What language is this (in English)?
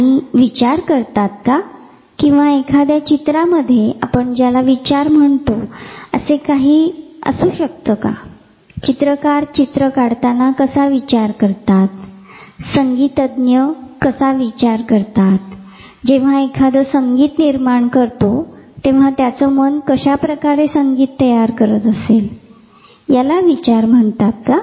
Marathi